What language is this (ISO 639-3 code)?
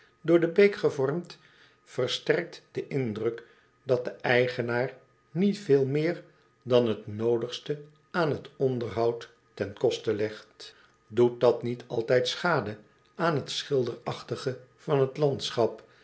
nld